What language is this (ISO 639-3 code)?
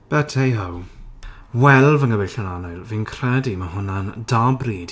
cym